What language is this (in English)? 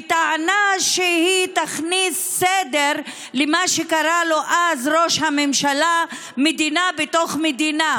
Hebrew